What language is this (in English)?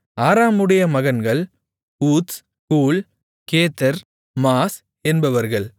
Tamil